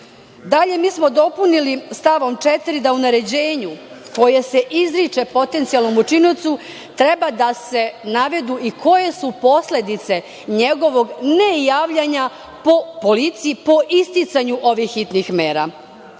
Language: Serbian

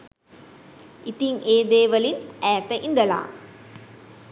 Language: Sinhala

